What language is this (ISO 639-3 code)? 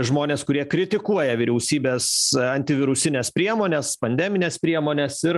lit